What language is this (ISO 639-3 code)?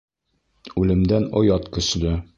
bak